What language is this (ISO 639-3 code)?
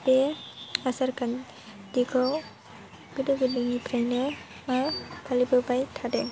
brx